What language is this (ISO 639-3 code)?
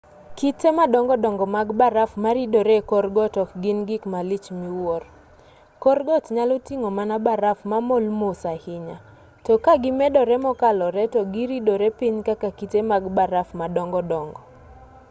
luo